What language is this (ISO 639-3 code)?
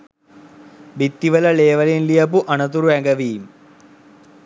sin